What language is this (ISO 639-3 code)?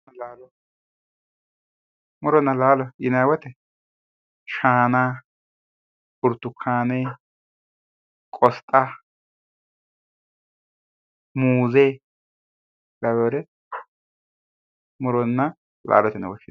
sid